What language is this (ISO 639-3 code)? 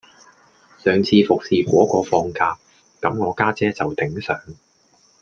yue